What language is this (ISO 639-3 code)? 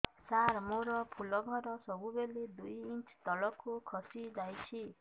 ori